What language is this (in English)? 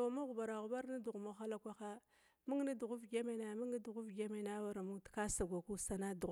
Glavda